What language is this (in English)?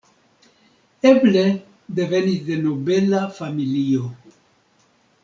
Esperanto